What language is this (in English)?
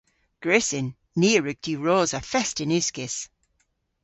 Cornish